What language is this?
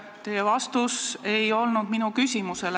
Estonian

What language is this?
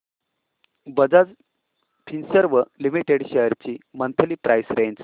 Marathi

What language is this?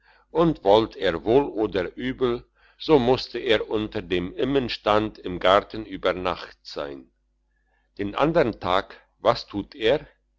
German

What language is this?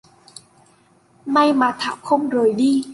Vietnamese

